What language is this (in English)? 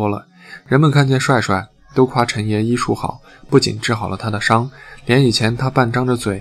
Chinese